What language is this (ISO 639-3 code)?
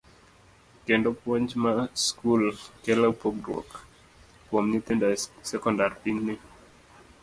luo